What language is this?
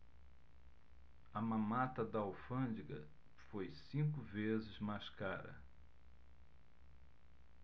Portuguese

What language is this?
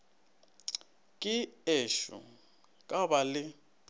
Northern Sotho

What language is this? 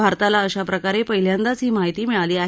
Marathi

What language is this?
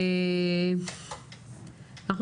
Hebrew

